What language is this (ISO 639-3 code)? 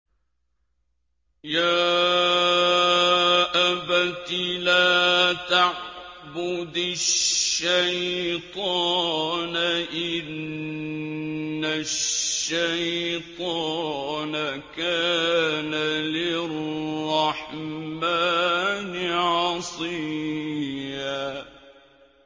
ara